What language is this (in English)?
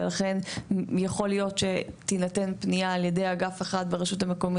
Hebrew